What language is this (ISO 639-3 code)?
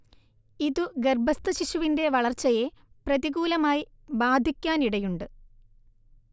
mal